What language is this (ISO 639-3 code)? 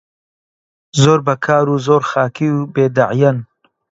ckb